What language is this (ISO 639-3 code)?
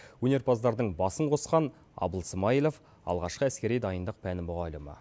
kaz